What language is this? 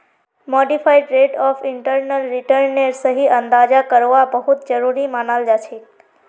Magahi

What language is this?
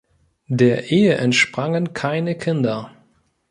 German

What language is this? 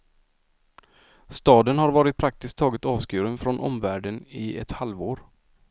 Swedish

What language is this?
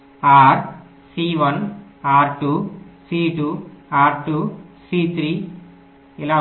Telugu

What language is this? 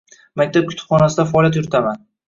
Uzbek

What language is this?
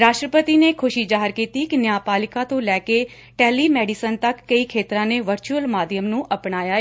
Punjabi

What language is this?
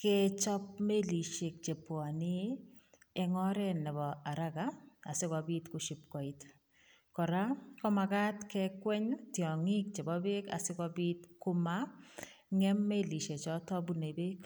Kalenjin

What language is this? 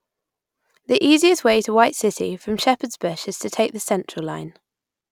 English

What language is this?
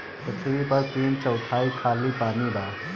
Bhojpuri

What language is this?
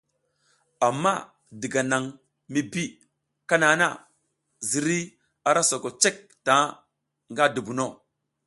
South Giziga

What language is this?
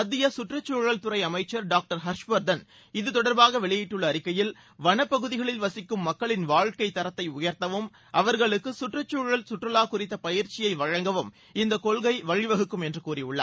Tamil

